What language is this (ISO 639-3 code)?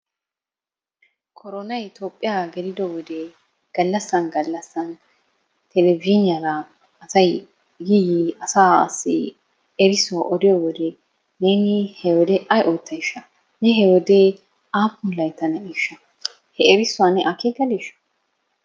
wal